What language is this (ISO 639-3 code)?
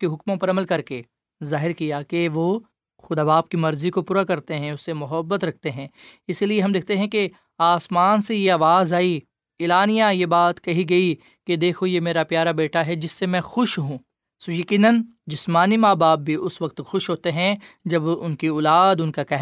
urd